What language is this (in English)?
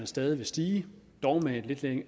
Danish